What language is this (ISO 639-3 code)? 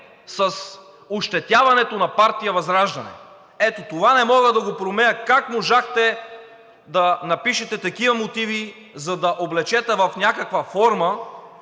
bul